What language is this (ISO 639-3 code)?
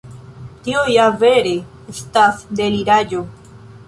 epo